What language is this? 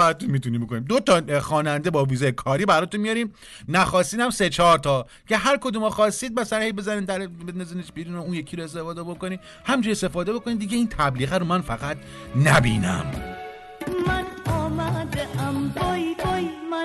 Persian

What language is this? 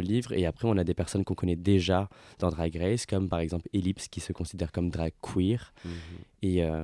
French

